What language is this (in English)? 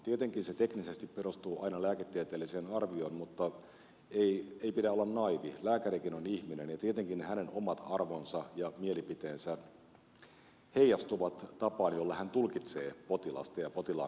Finnish